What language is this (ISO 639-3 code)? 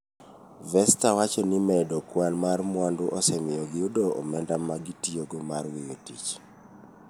luo